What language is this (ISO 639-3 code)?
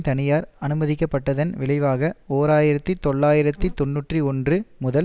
tam